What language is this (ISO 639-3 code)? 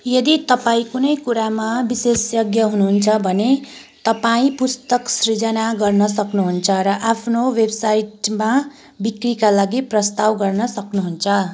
nep